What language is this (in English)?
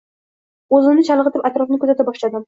Uzbek